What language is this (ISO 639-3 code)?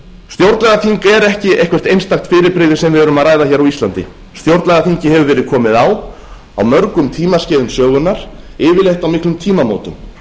isl